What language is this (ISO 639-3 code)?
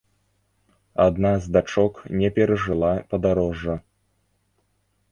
bel